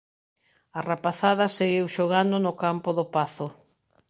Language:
Galician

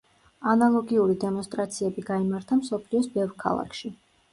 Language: Georgian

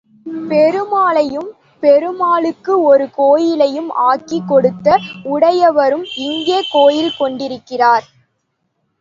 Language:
Tamil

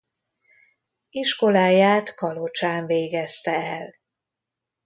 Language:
Hungarian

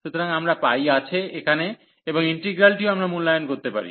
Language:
Bangla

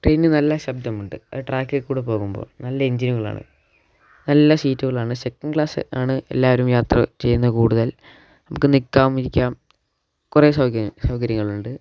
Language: Malayalam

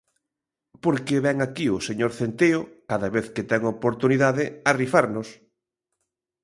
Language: Galician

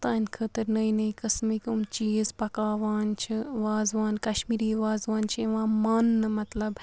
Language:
Kashmiri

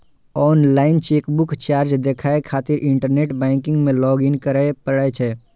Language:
Maithili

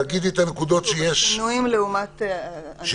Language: Hebrew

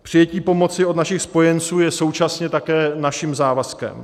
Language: Czech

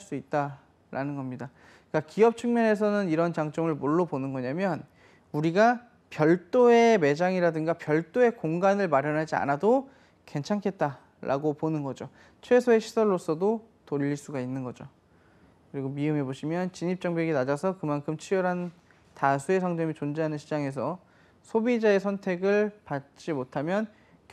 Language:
Korean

